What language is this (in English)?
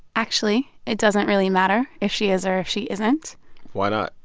English